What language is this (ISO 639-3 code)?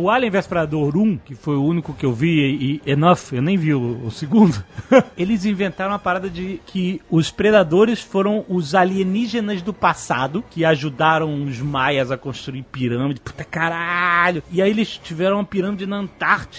por